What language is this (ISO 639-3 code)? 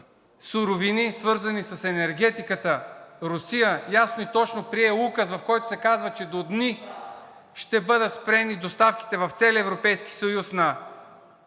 bul